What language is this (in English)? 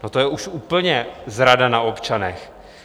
Czech